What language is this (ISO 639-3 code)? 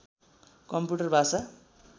nep